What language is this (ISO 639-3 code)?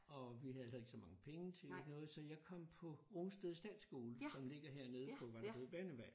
dan